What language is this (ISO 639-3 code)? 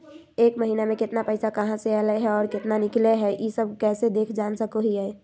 mag